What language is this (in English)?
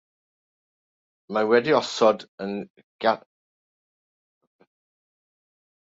Welsh